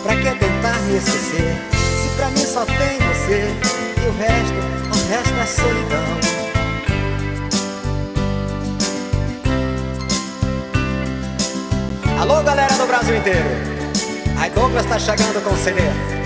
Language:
Portuguese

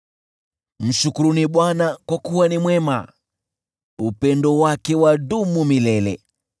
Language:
Swahili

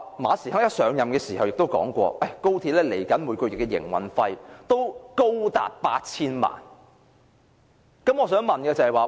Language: Cantonese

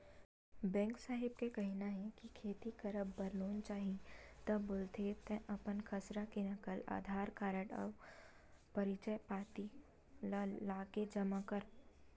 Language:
Chhattisgarhi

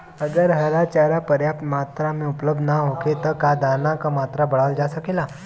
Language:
Bhojpuri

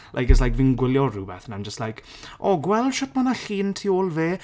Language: Welsh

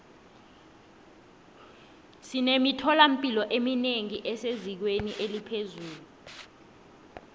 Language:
South Ndebele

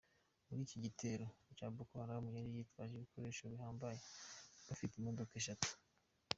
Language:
Kinyarwanda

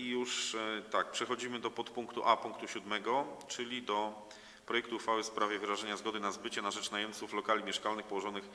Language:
Polish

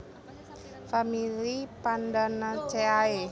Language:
Javanese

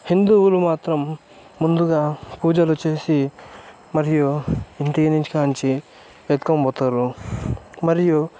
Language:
Telugu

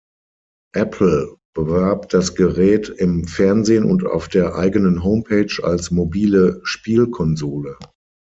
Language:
German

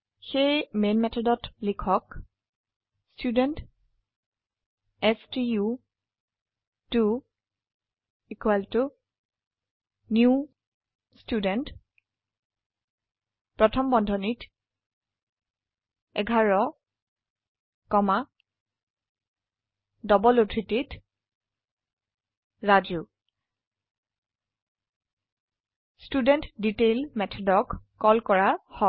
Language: Assamese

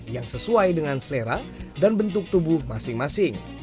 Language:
Indonesian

